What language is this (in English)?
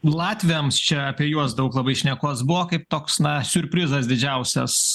Lithuanian